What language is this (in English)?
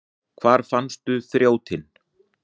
Icelandic